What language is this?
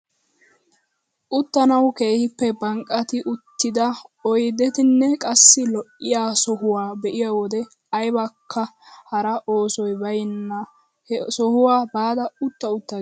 Wolaytta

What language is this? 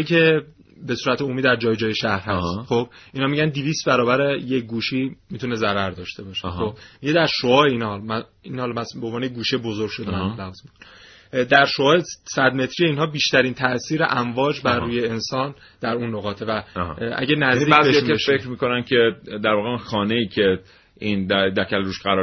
Persian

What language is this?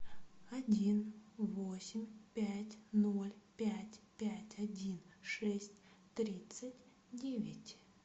Russian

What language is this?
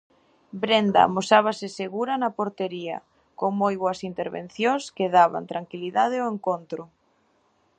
Galician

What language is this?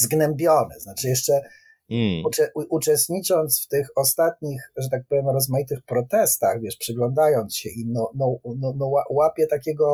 Polish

